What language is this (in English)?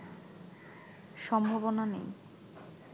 Bangla